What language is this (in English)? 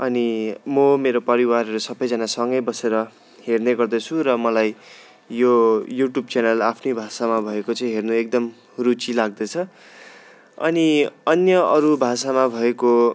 Nepali